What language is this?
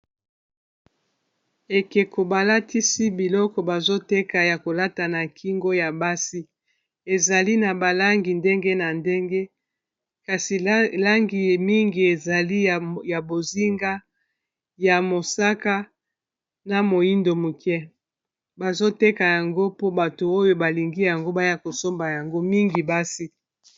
Lingala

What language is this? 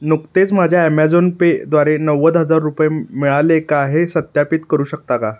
Marathi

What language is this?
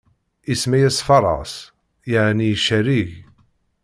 Kabyle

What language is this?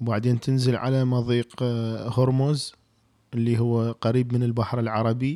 Arabic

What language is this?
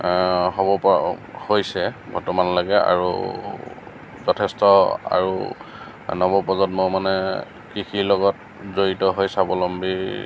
Assamese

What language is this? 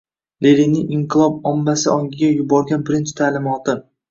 Uzbek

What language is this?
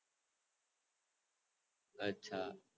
Gujarati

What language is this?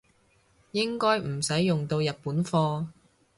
Cantonese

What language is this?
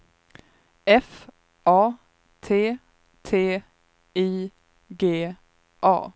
Swedish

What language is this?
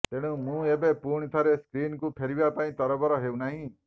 Odia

